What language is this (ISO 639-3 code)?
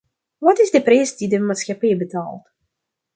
nld